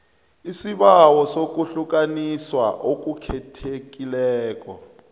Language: South Ndebele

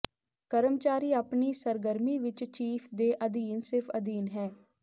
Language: Punjabi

